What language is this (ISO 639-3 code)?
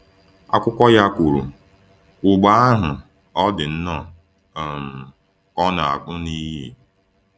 ibo